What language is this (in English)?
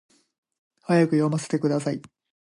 Japanese